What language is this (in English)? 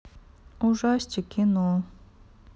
Russian